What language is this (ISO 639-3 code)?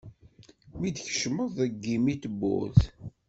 kab